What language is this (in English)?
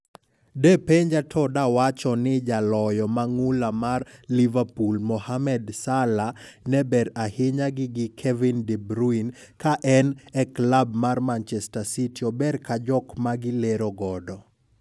Luo (Kenya and Tanzania)